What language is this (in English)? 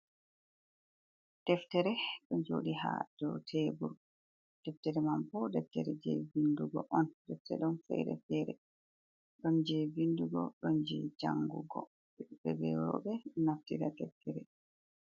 Fula